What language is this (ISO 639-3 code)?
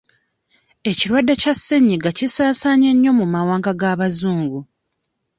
lug